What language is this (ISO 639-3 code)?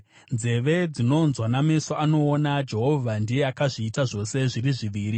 sna